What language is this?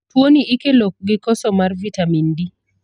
Luo (Kenya and Tanzania)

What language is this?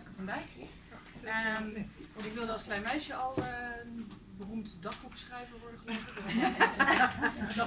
Dutch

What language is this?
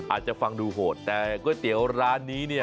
Thai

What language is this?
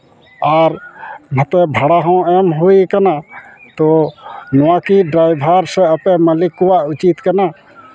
Santali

